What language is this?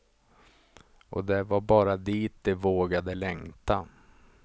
Swedish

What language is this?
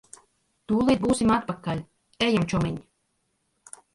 Latvian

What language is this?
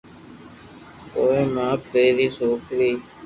Loarki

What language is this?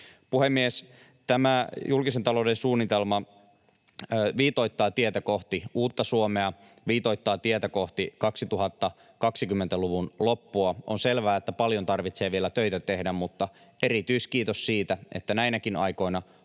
Finnish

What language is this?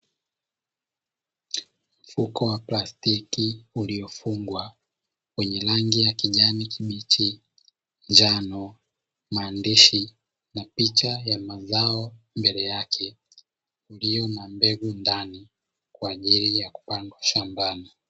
Swahili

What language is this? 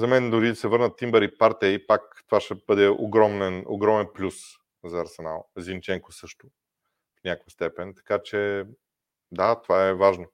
Bulgarian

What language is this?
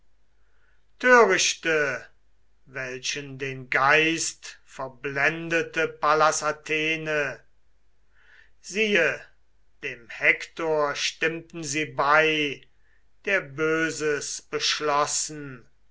German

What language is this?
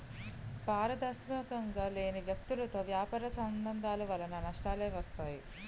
Telugu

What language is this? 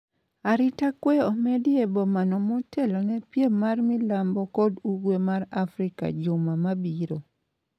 Luo (Kenya and Tanzania)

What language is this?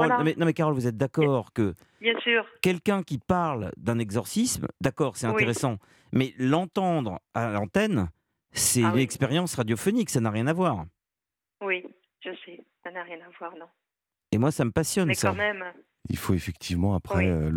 French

